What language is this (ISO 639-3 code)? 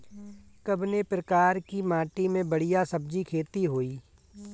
bho